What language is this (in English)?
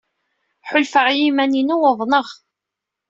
Kabyle